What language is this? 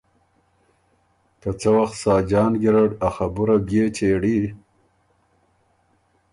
Ormuri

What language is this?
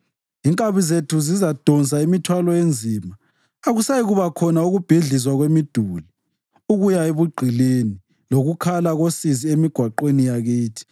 North Ndebele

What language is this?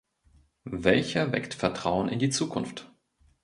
German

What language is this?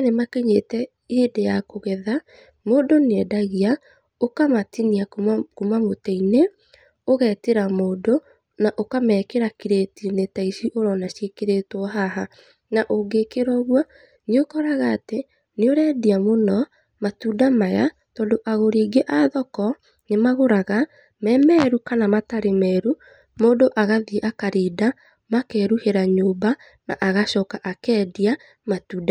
Kikuyu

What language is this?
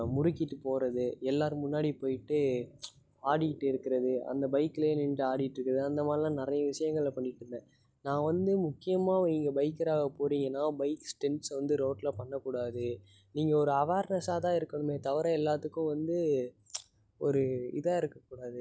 Tamil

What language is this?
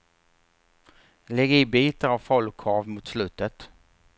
Swedish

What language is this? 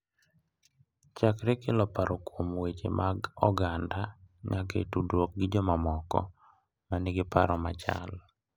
Luo (Kenya and Tanzania)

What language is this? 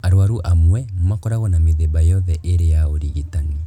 Kikuyu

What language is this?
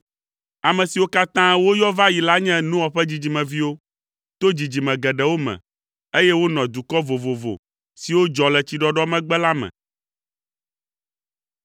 Ewe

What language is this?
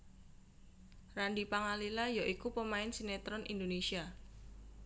Javanese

